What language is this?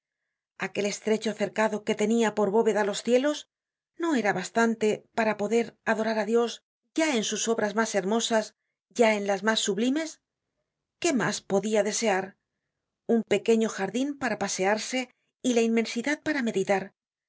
Spanish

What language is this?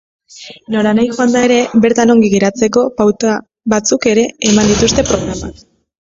Basque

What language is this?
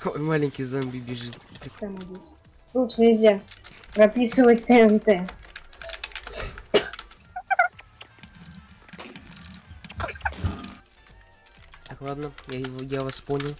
Russian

